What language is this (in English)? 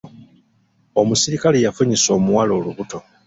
Ganda